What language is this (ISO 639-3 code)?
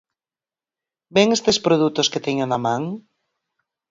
glg